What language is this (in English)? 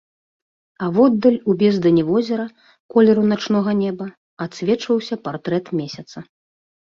Belarusian